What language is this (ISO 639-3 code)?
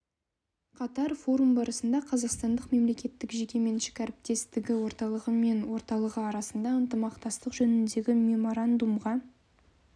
kaz